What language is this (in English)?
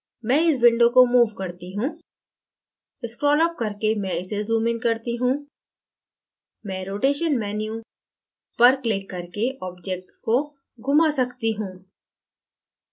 Hindi